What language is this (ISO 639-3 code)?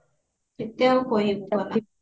ori